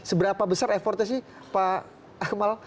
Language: Indonesian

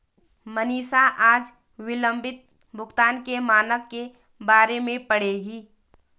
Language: Hindi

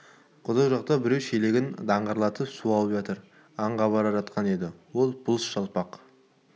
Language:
Kazakh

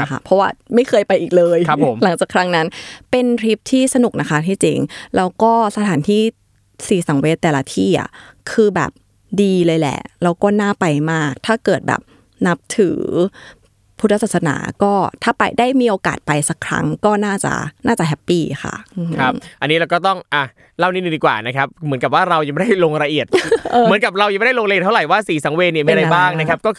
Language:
Thai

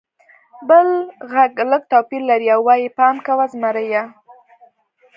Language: Pashto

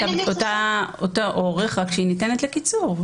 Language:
Hebrew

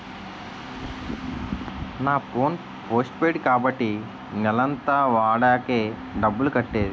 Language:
Telugu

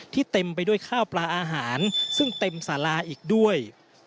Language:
Thai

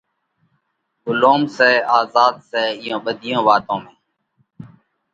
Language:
Parkari Koli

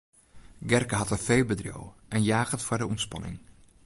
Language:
Western Frisian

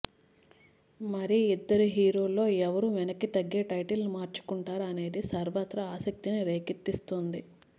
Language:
Telugu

